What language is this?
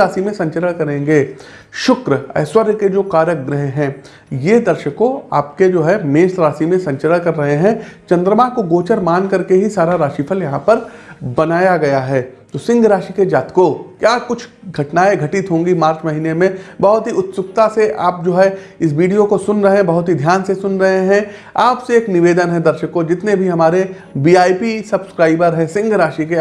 Hindi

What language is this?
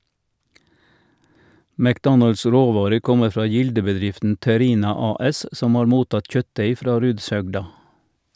Norwegian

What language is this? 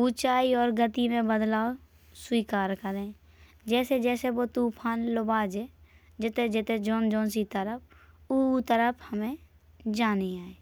Bundeli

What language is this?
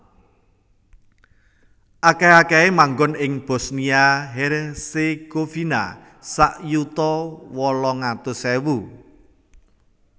Javanese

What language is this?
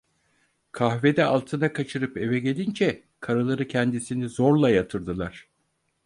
Turkish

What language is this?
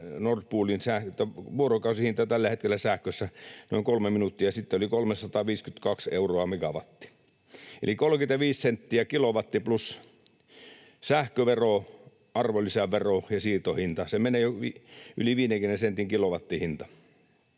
Finnish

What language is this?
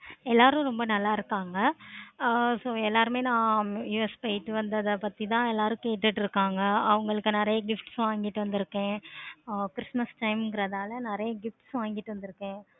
Tamil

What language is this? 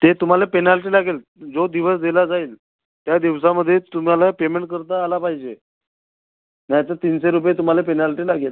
Marathi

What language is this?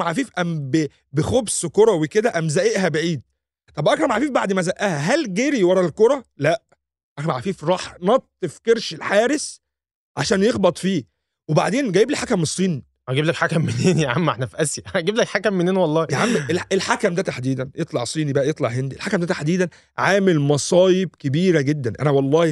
Arabic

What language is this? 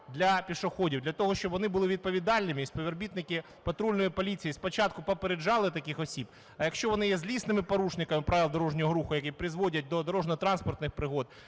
Ukrainian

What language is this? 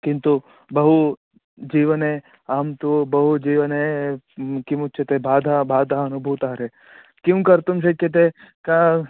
Sanskrit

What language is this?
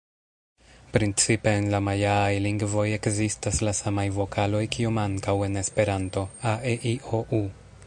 Esperanto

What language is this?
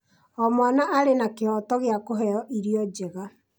Kikuyu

